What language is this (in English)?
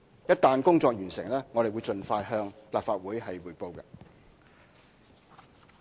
Cantonese